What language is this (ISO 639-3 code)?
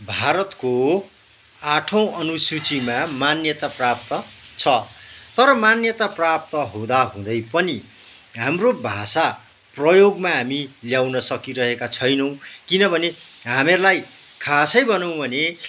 nep